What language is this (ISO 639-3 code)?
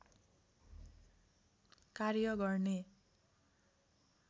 nep